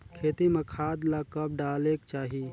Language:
Chhattisgarhi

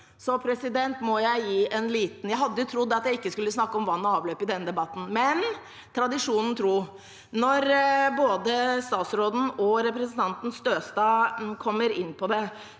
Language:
Norwegian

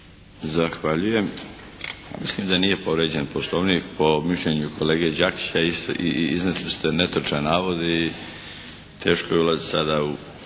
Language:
Croatian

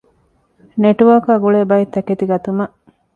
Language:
Divehi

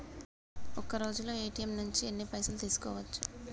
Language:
Telugu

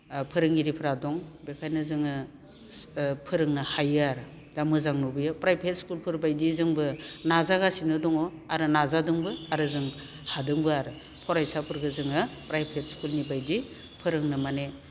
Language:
Bodo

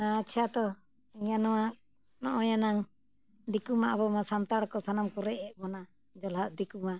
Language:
Santali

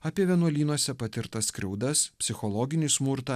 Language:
Lithuanian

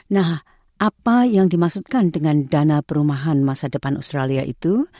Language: Indonesian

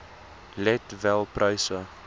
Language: Afrikaans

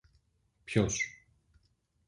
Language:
Greek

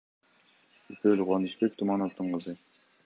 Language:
Kyrgyz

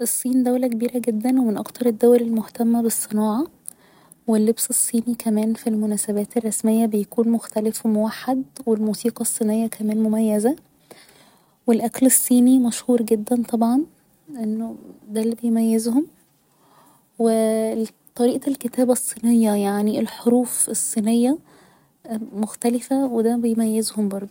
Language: Egyptian Arabic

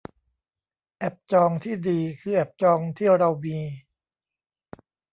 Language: Thai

